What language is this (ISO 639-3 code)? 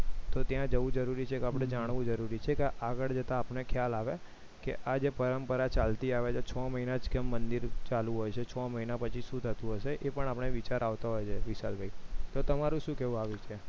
guj